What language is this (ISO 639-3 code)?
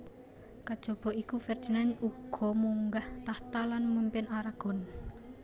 jav